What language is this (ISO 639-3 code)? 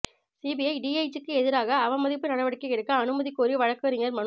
tam